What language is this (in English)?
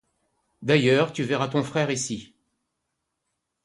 French